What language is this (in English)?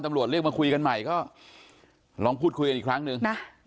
Thai